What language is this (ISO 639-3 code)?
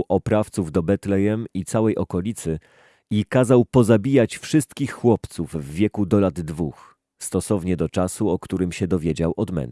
pol